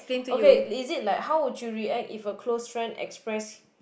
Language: English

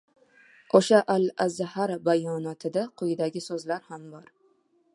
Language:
Uzbek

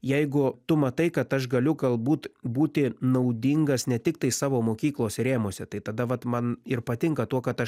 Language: Lithuanian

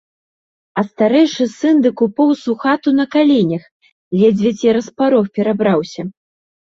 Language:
Belarusian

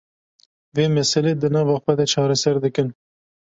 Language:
Kurdish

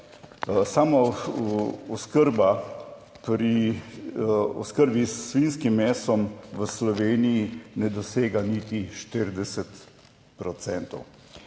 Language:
Slovenian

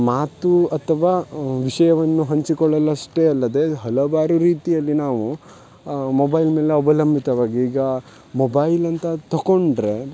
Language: Kannada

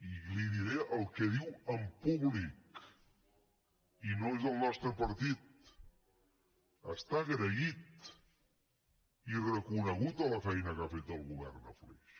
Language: Catalan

